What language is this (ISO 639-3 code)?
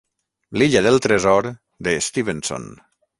cat